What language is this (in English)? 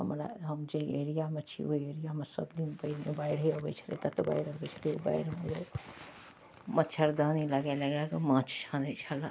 Maithili